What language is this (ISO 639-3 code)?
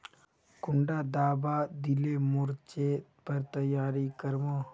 mag